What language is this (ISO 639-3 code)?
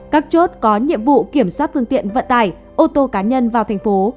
vie